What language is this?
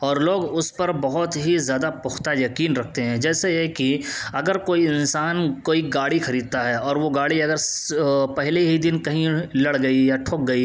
Urdu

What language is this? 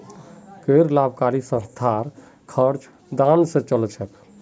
Magahi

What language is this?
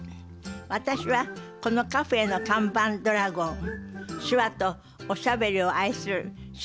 Japanese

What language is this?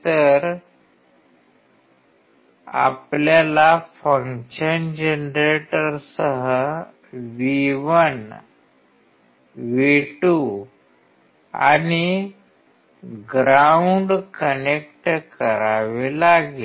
Marathi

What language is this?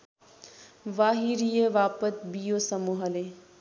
Nepali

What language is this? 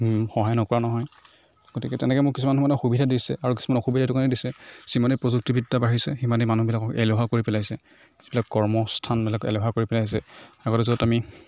Assamese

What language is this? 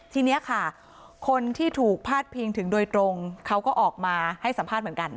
Thai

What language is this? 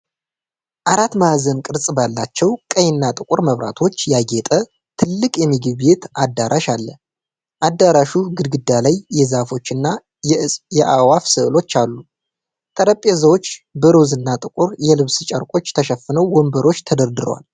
Amharic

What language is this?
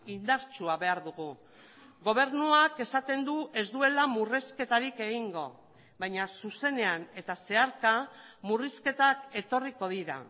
Basque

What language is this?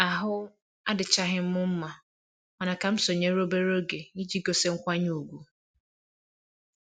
Igbo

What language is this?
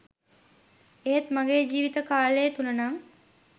Sinhala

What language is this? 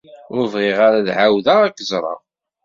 Kabyle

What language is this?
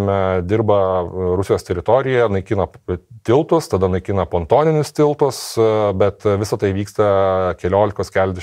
Lithuanian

